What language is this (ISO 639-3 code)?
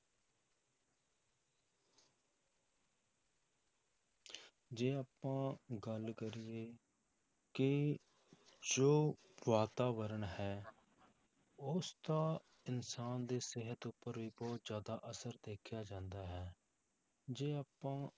pan